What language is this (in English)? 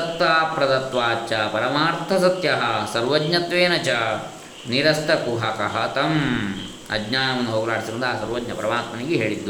Kannada